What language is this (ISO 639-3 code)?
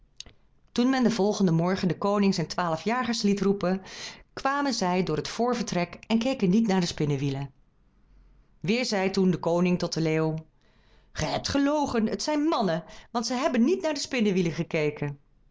nld